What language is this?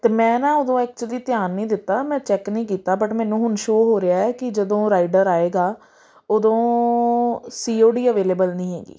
Punjabi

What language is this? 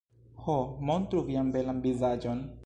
Esperanto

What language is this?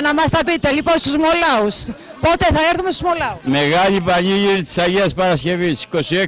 Greek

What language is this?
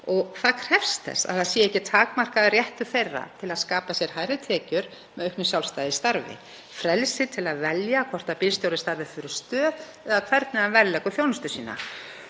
Icelandic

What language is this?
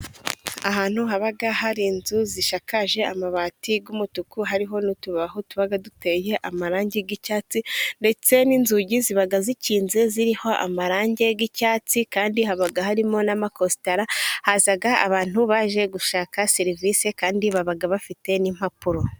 Kinyarwanda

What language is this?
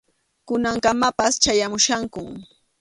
Arequipa-La Unión Quechua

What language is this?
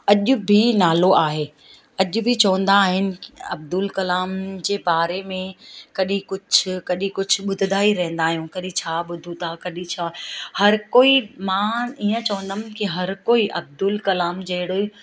Sindhi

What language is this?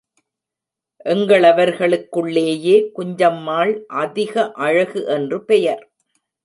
Tamil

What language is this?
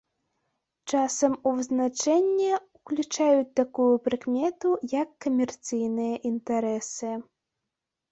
Belarusian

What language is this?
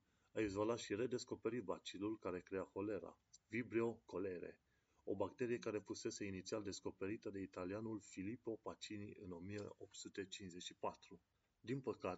Romanian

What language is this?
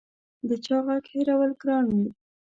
Pashto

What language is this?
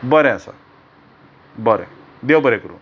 Konkani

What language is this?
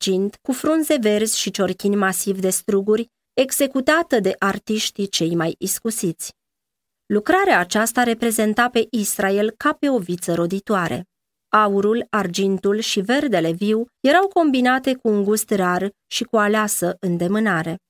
Romanian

